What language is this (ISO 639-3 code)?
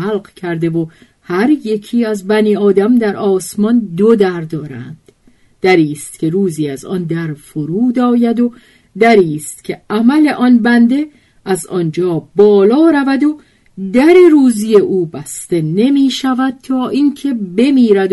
fas